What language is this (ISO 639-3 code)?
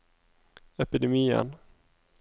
nor